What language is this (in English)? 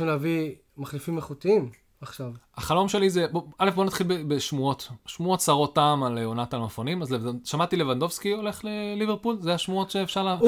Hebrew